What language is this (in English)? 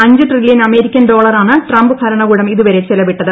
Malayalam